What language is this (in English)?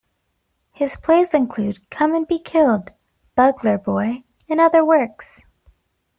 English